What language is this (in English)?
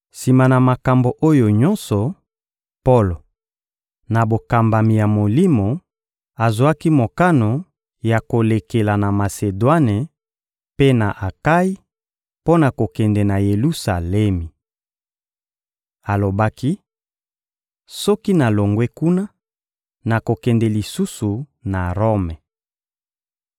Lingala